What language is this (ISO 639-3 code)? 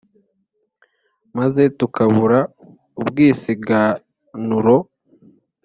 kin